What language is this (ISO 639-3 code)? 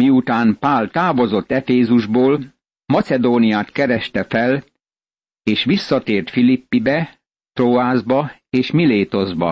hun